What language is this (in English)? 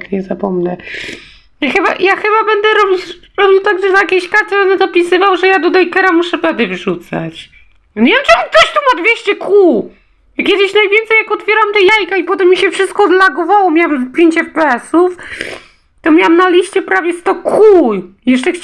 Polish